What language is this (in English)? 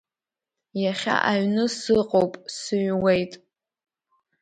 Abkhazian